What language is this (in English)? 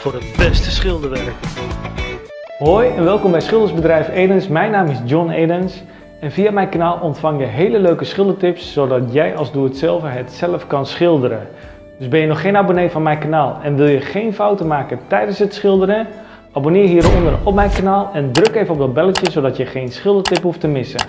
Dutch